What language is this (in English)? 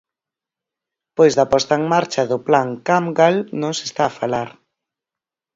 Galician